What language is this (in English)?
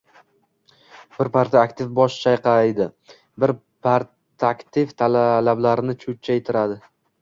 Uzbek